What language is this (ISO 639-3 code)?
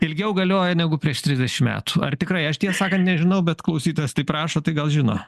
lit